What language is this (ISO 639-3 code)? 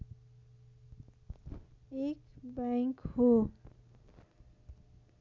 nep